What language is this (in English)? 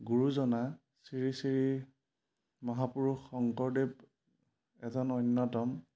Assamese